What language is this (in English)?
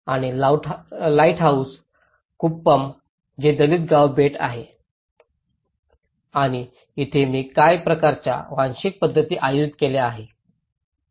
Marathi